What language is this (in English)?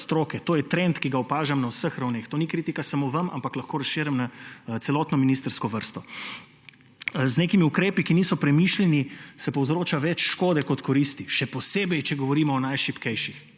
Slovenian